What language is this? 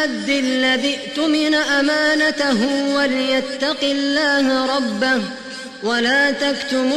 Arabic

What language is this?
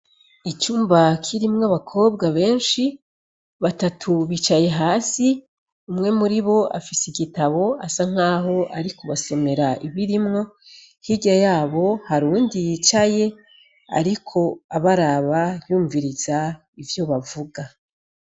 Rundi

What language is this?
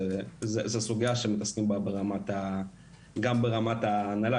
Hebrew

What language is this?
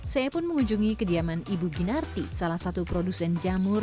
Indonesian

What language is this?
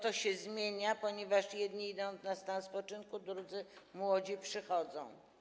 Polish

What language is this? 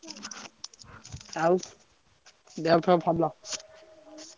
Odia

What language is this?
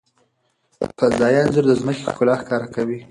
Pashto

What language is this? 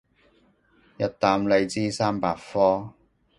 Cantonese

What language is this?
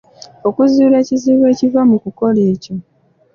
Ganda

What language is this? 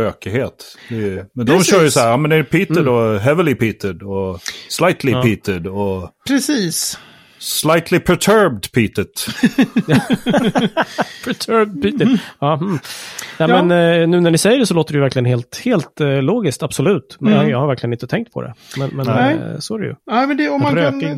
Swedish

